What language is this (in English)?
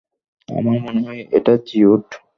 Bangla